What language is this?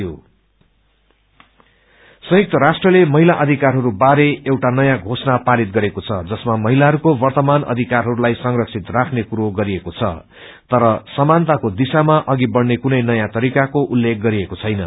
Nepali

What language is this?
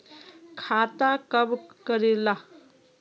Magahi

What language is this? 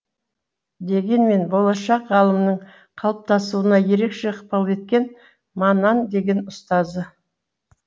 Kazakh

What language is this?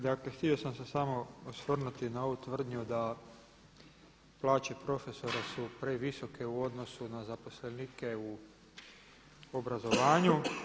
Croatian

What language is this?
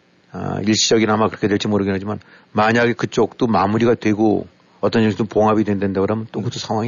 Korean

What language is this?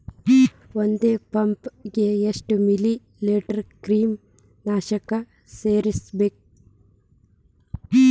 Kannada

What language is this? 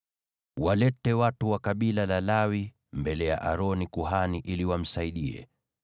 Swahili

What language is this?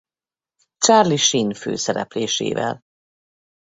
Hungarian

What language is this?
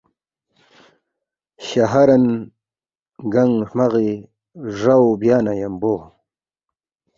Balti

